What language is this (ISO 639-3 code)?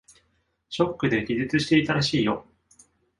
jpn